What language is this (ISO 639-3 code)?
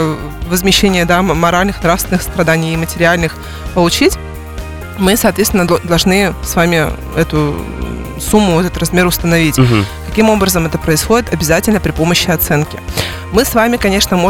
rus